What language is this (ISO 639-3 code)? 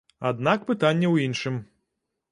bel